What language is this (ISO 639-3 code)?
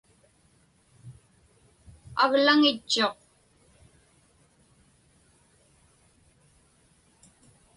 ipk